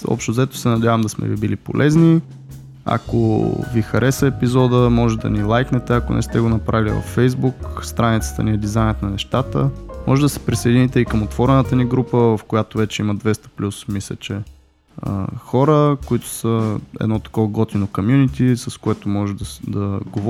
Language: Bulgarian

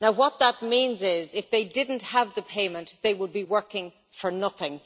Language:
English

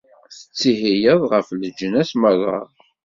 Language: Kabyle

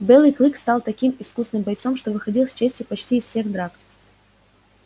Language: Russian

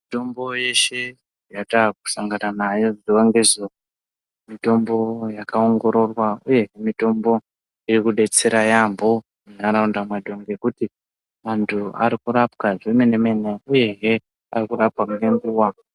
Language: Ndau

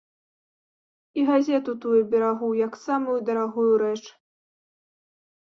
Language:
Belarusian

